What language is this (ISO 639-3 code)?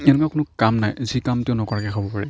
asm